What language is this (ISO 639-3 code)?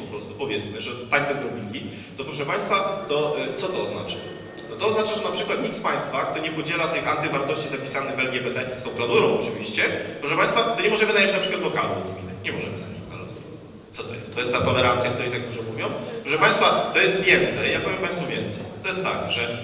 pol